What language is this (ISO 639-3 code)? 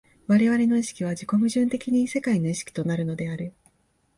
jpn